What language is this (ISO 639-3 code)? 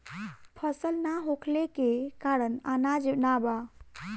bho